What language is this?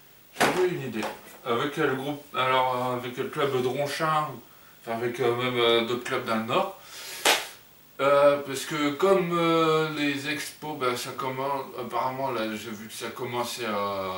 French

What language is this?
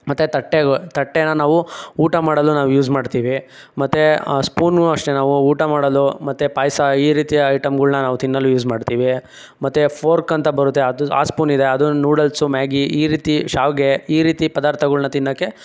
Kannada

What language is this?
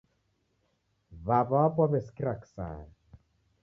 Taita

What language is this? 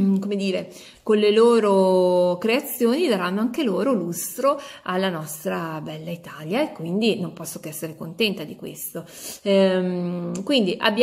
Italian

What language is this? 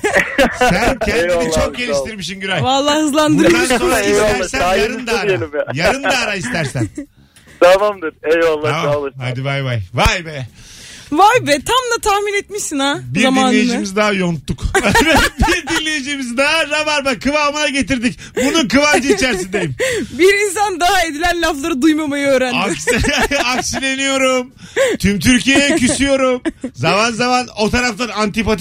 Turkish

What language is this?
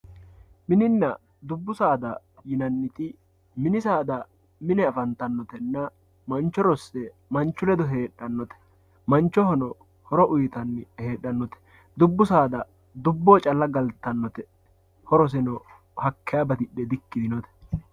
Sidamo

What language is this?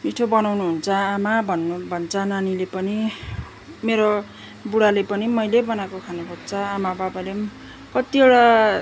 Nepali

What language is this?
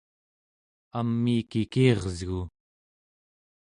Central Yupik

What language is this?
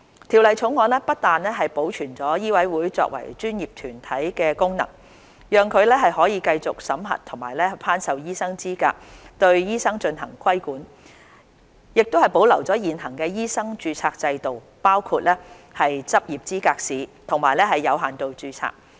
Cantonese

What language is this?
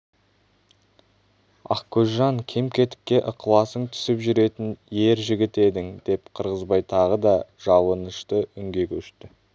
Kazakh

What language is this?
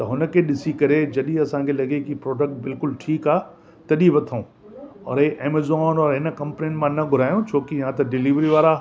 Sindhi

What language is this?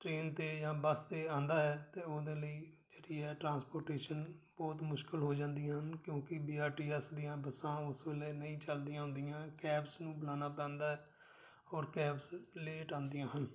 Punjabi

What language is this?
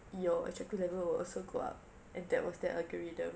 English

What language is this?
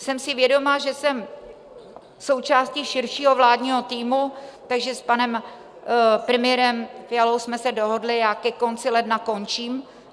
Czech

